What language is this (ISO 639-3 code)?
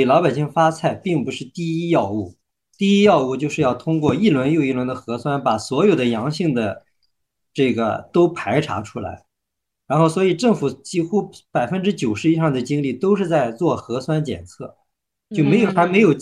zho